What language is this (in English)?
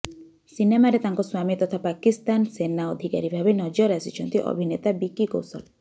Odia